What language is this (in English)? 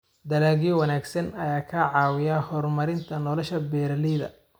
Somali